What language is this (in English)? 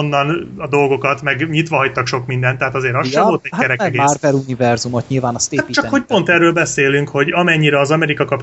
Hungarian